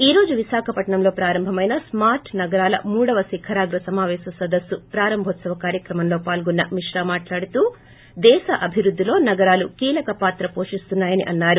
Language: Telugu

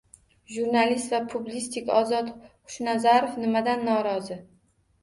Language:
Uzbek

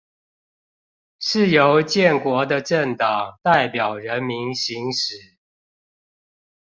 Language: Chinese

